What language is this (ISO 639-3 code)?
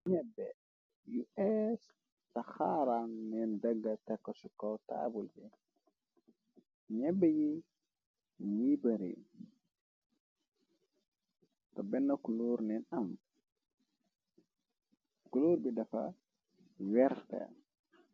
wol